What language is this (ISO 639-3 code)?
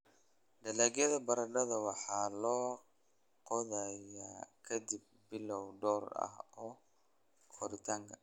som